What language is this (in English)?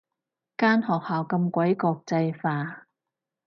Cantonese